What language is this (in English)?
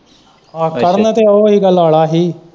Punjabi